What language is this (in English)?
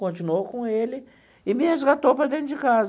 Portuguese